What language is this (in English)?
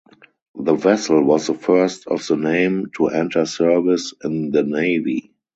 English